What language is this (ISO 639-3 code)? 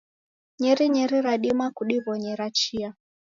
dav